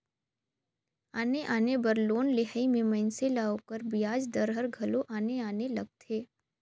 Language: Chhattisgarhi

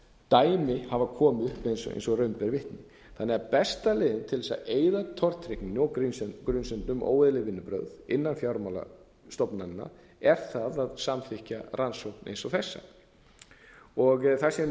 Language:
Icelandic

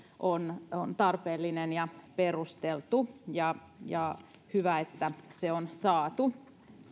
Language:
Finnish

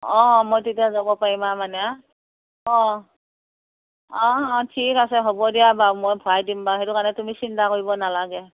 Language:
Assamese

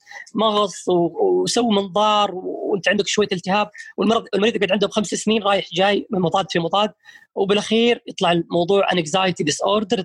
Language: Arabic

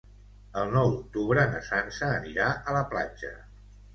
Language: Catalan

